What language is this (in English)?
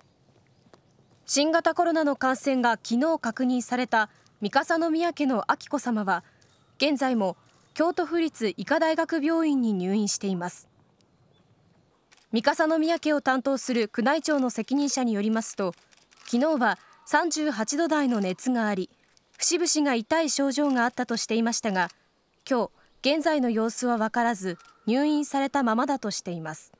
Japanese